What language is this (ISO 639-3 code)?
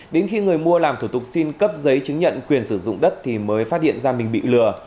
vie